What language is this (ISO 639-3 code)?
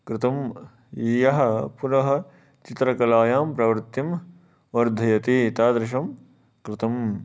san